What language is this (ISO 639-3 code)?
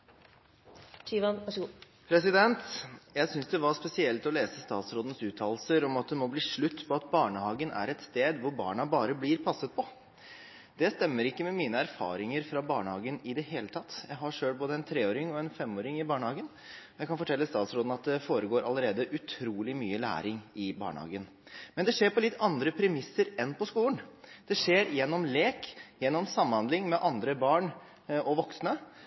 nob